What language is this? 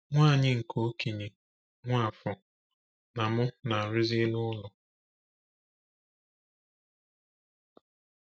Igbo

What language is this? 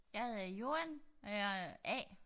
Danish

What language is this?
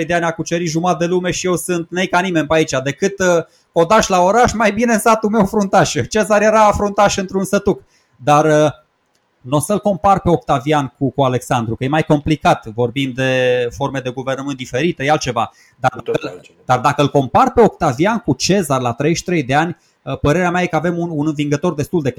Romanian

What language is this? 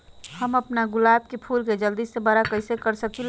Magahi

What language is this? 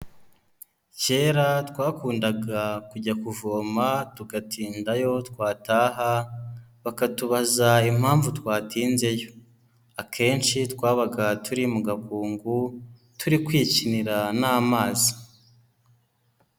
Kinyarwanda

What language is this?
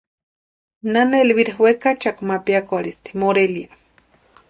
Western Highland Purepecha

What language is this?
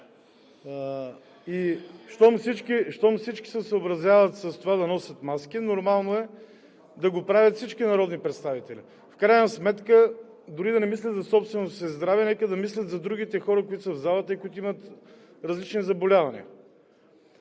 Bulgarian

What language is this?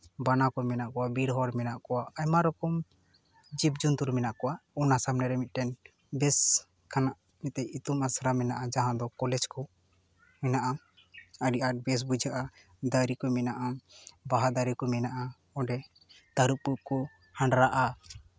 Santali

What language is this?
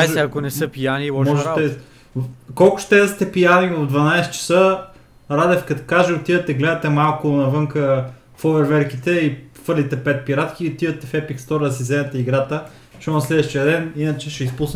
Bulgarian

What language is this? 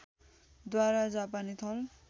Nepali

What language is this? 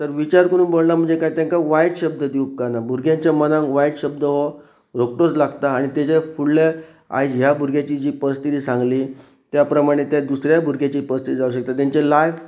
Konkani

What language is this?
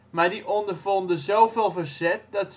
Dutch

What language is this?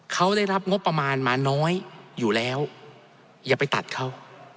Thai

